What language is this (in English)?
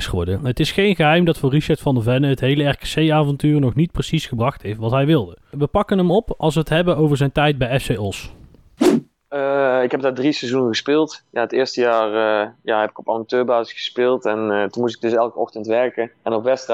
Dutch